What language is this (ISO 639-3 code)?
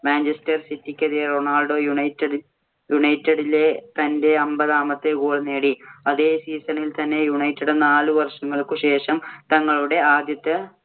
mal